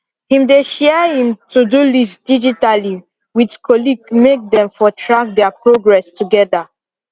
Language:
Nigerian Pidgin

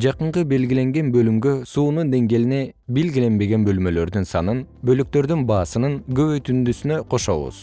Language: Kyrgyz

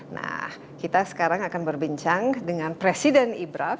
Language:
Indonesian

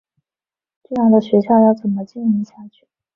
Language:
Chinese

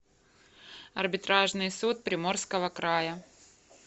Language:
Russian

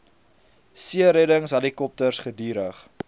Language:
Afrikaans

